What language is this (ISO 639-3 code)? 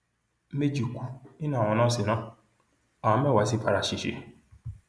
yor